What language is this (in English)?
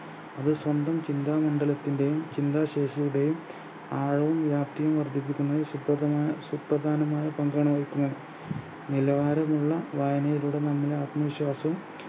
Malayalam